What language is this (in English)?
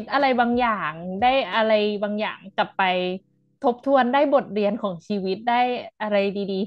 Thai